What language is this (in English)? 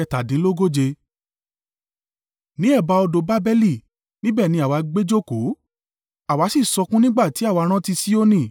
Yoruba